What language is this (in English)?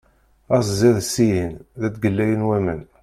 Kabyle